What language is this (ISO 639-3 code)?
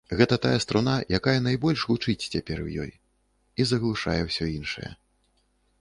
bel